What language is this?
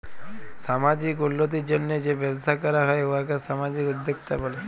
Bangla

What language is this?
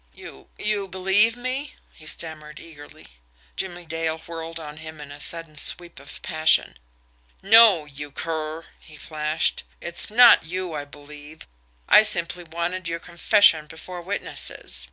English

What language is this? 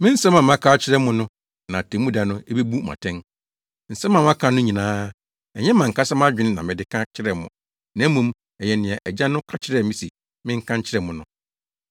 Akan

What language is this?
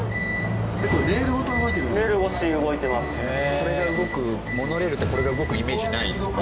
Japanese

